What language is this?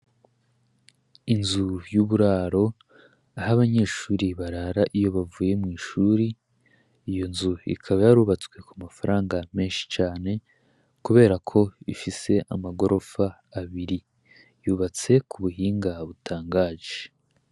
Rundi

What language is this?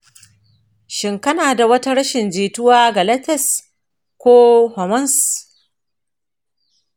Hausa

